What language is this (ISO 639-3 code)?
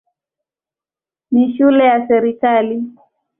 swa